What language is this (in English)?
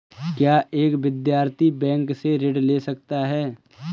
Hindi